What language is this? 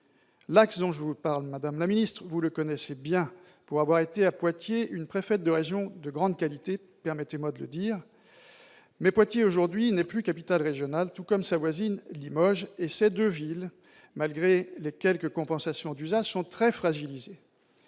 French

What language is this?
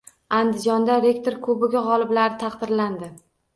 Uzbek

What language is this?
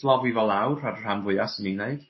Welsh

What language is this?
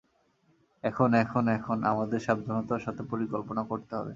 Bangla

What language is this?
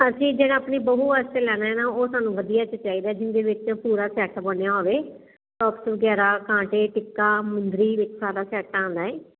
Punjabi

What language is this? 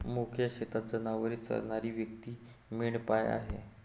Marathi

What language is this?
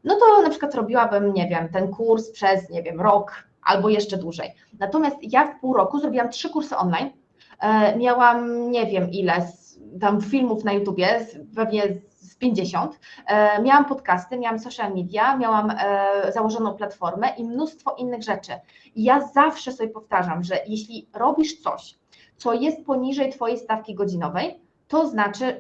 Polish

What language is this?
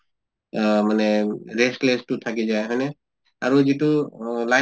Assamese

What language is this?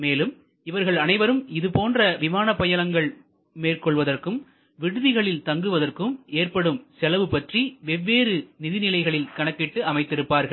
Tamil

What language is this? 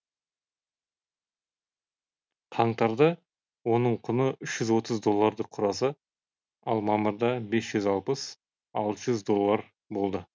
Kazakh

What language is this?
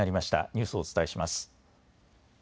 Japanese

